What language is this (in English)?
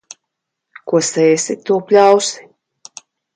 Latvian